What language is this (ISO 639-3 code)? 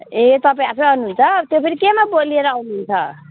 nep